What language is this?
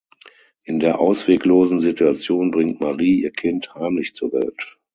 German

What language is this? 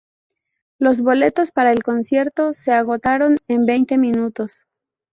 Spanish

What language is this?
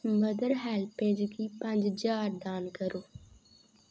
Dogri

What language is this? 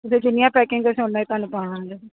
Punjabi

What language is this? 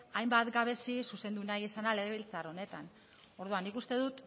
Basque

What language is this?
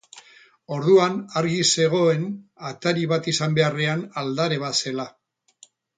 Basque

